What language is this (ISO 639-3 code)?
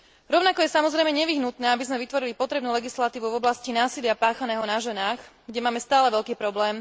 slk